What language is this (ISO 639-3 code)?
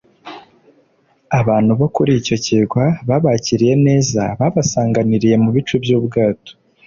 kin